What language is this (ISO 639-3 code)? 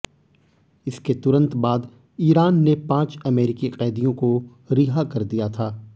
hin